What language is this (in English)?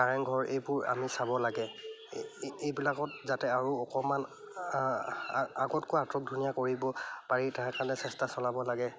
Assamese